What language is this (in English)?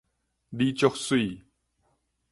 Min Nan Chinese